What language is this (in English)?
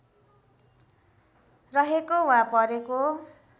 Nepali